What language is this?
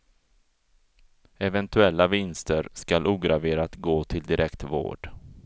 Swedish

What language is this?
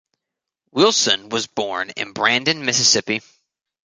English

